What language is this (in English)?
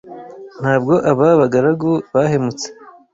Kinyarwanda